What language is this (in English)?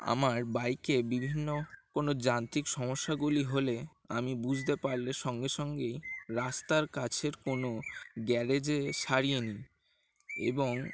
Bangla